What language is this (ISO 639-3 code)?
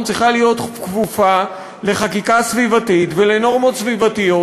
heb